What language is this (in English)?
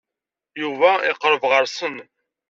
Kabyle